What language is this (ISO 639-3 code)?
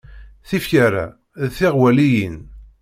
kab